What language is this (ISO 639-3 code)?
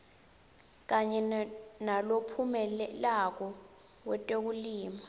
ssw